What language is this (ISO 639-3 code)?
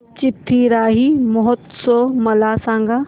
mar